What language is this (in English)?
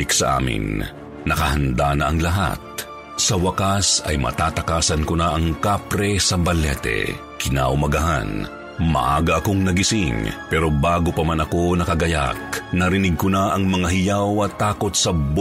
Filipino